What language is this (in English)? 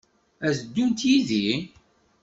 Kabyle